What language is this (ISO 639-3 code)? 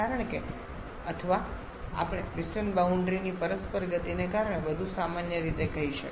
guj